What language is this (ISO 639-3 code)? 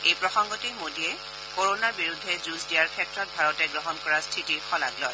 asm